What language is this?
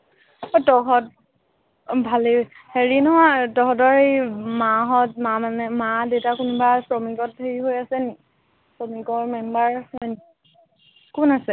Assamese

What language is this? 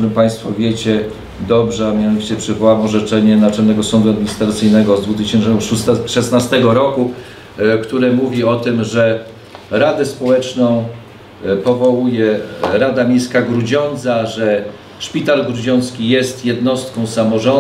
Polish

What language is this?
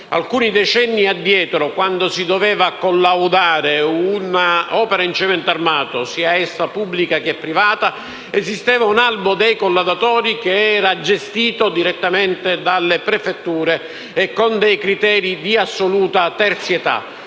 Italian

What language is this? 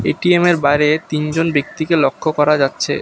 Bangla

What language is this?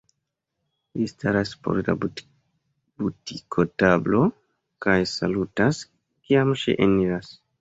Esperanto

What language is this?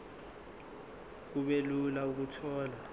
Zulu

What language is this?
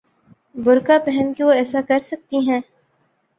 Urdu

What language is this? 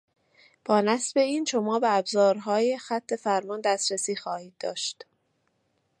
Persian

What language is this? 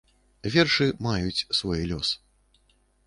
Belarusian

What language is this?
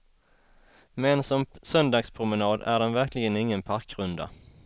Swedish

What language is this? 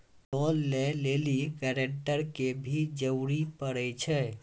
Maithili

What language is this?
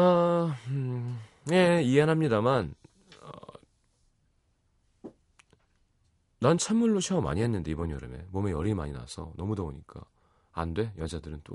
Korean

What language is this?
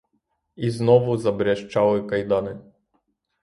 Ukrainian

